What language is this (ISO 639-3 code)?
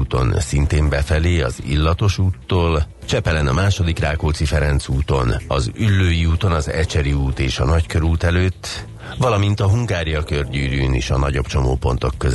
hun